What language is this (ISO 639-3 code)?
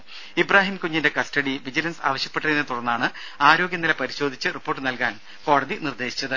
mal